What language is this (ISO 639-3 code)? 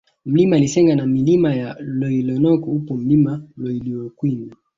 swa